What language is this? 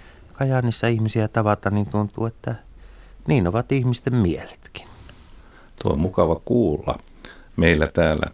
Finnish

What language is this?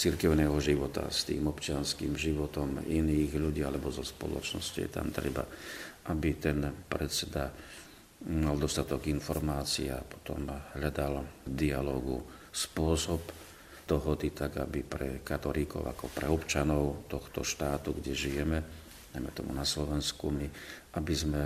Slovak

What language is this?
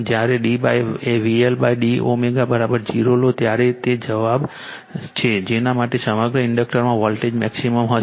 Gujarati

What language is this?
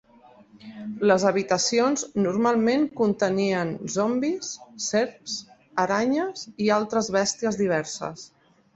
Catalan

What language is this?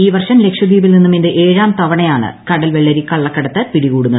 Malayalam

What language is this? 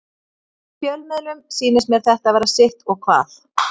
Icelandic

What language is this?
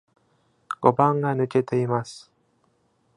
Japanese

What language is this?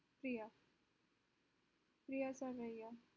Gujarati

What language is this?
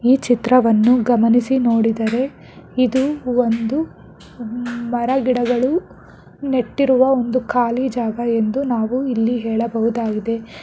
Kannada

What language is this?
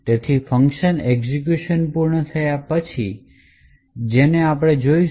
Gujarati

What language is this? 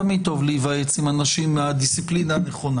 Hebrew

